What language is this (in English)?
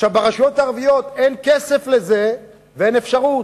Hebrew